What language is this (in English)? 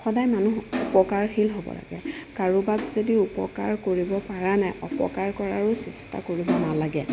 Assamese